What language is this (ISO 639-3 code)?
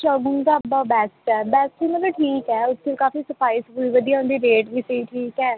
pan